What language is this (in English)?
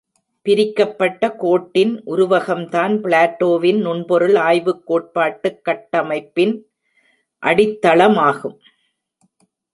Tamil